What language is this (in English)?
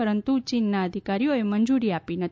Gujarati